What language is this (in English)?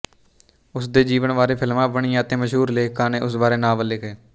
Punjabi